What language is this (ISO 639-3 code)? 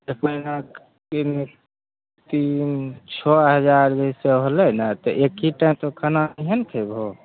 mai